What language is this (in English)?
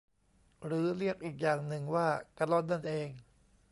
Thai